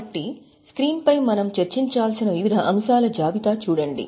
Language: Telugu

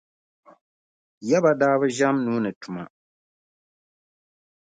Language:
Dagbani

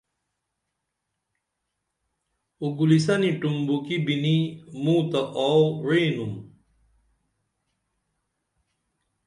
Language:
Dameli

